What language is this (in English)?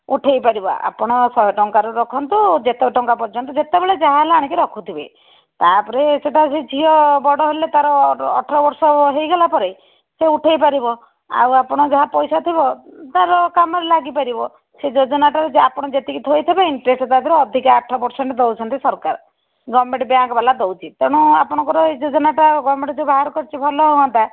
Odia